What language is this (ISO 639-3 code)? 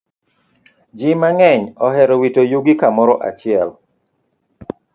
luo